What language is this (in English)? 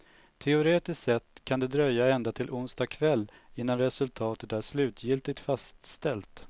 Swedish